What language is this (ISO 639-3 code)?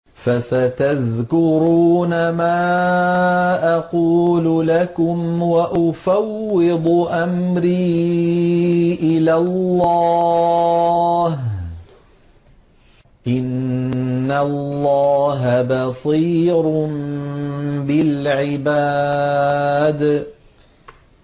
ara